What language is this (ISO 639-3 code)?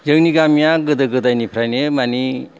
brx